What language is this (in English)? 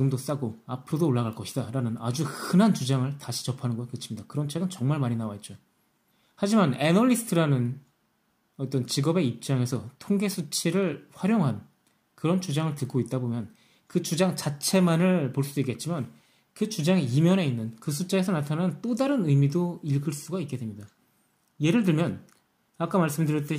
Korean